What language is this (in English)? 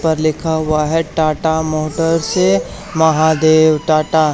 Hindi